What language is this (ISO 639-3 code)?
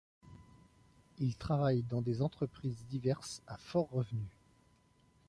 fra